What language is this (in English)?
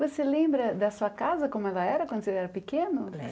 Portuguese